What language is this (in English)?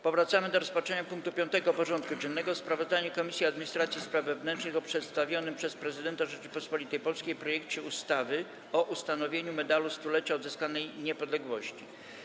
Polish